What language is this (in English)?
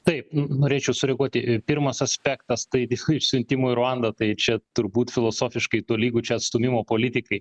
Lithuanian